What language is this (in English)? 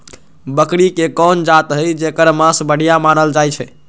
Magahi